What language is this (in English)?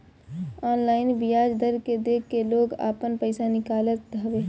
Bhojpuri